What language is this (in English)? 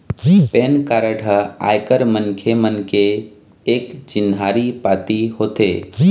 Chhattisgarhi